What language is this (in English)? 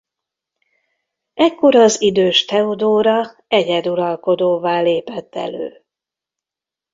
Hungarian